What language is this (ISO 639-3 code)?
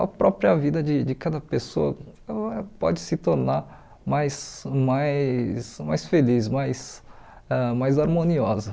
por